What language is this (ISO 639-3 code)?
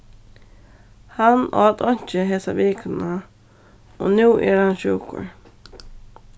fao